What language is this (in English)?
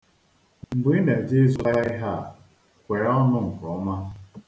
Igbo